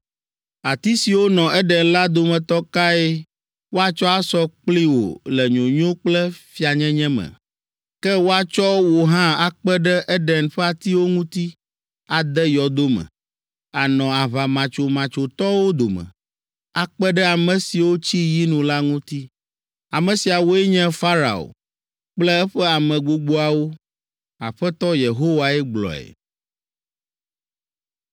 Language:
Ewe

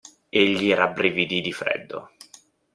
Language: Italian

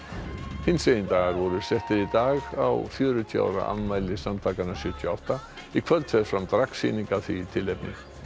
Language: Icelandic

